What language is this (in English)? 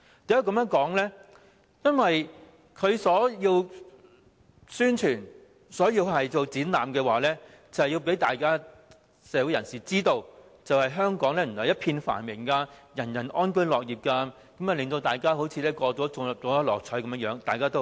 Cantonese